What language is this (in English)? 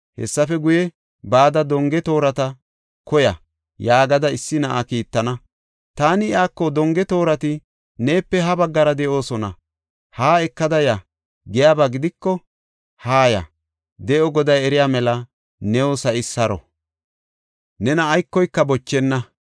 Gofa